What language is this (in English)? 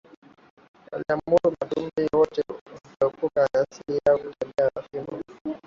Swahili